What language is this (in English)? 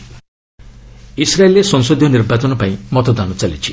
Odia